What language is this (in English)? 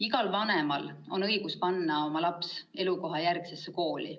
Estonian